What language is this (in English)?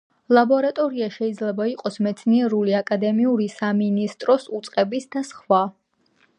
Georgian